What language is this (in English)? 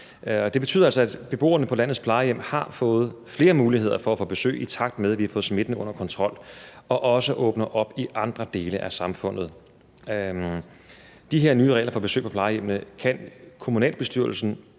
Danish